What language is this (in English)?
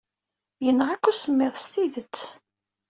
Kabyle